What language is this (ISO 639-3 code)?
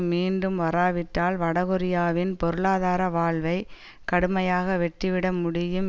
tam